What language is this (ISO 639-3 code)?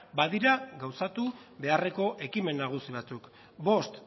eus